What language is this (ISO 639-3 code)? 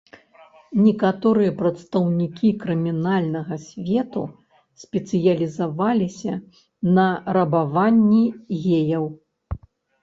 bel